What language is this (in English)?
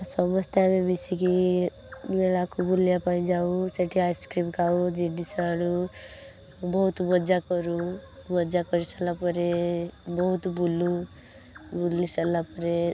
Odia